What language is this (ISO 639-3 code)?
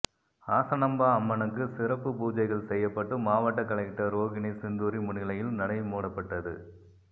tam